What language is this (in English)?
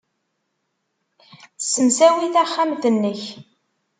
Kabyle